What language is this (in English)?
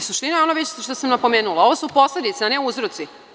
Serbian